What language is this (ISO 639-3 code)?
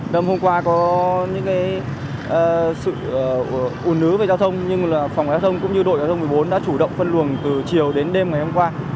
vie